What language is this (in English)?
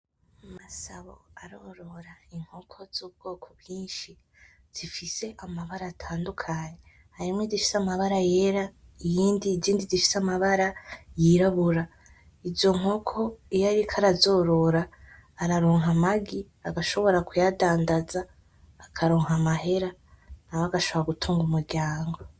Rundi